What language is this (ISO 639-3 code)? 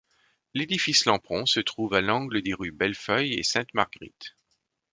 fra